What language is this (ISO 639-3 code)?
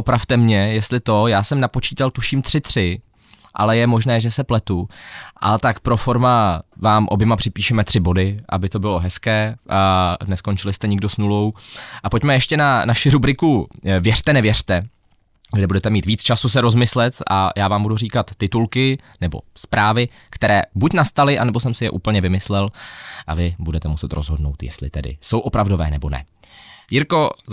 ces